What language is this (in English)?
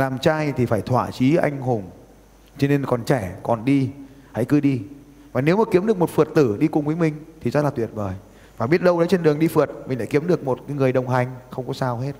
Vietnamese